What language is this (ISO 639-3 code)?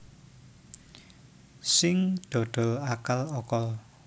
jav